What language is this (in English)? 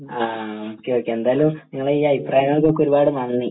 Malayalam